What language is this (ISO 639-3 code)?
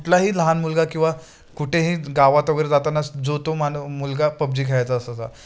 mar